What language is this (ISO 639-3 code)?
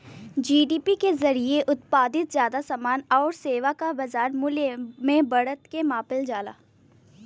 bho